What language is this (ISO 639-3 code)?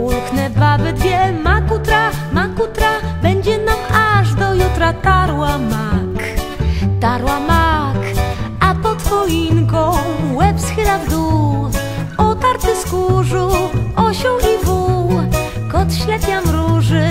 pol